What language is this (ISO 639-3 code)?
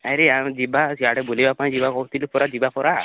ori